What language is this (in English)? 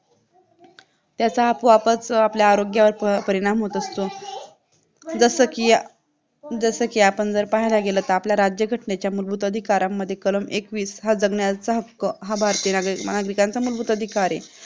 Marathi